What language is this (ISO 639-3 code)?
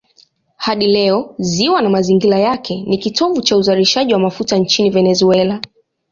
swa